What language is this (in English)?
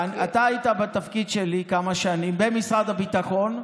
Hebrew